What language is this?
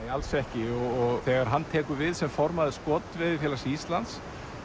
Icelandic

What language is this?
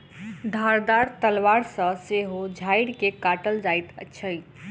Maithili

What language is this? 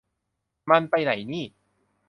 Thai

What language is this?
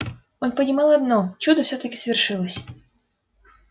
Russian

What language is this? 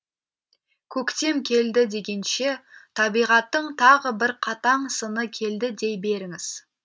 Kazakh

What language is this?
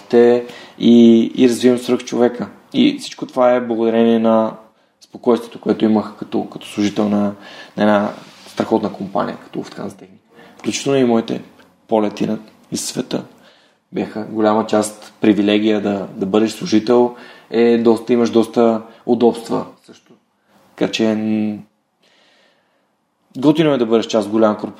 Bulgarian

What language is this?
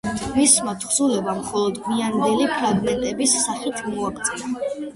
Georgian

